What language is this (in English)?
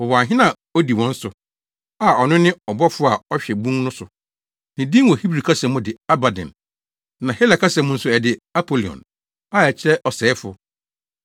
Akan